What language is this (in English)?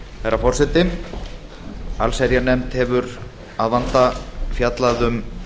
Icelandic